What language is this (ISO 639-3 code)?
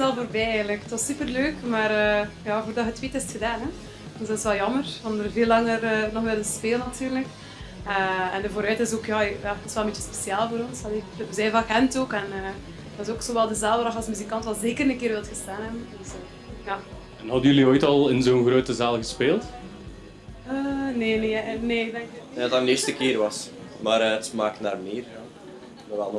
nld